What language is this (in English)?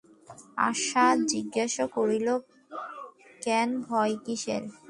Bangla